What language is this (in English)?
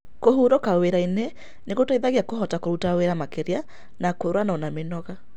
Kikuyu